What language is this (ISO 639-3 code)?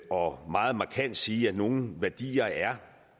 dan